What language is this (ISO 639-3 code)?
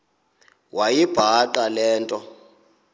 xho